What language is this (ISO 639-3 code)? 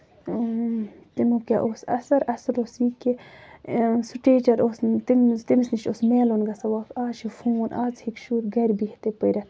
kas